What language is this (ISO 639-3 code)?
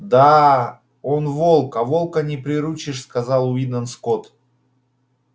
rus